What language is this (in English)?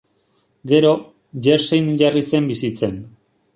Basque